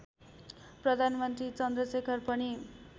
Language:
Nepali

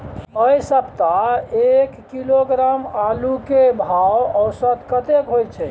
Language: Maithili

